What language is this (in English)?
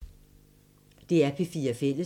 Danish